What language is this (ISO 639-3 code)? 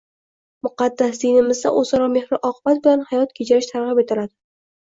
uzb